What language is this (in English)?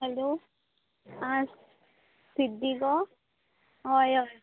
Konkani